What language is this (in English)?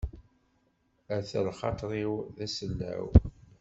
Kabyle